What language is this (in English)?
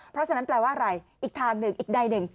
Thai